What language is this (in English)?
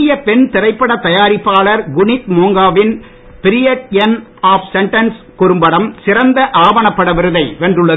Tamil